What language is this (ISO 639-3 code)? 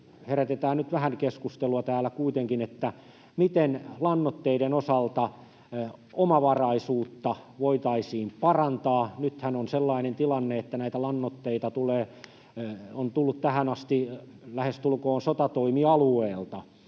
fin